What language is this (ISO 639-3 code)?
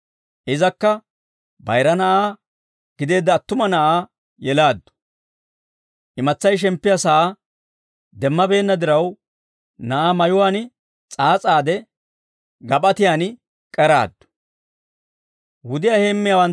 dwr